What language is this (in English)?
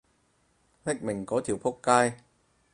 Cantonese